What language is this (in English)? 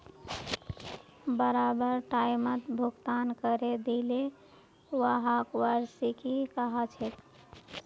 Magahi